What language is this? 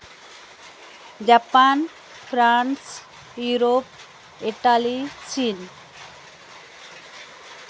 Santali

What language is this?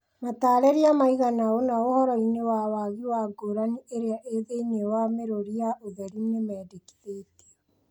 Kikuyu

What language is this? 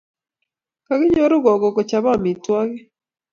Kalenjin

